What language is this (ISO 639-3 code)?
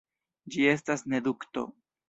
epo